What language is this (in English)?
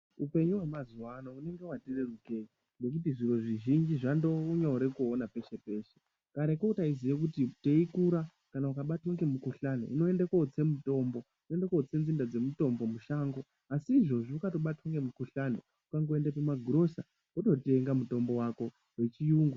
Ndau